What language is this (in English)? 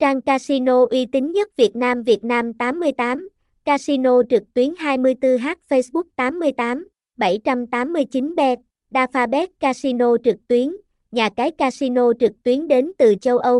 Vietnamese